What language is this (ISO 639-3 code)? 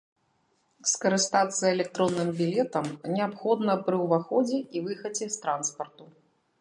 bel